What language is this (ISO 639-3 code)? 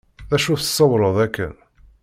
kab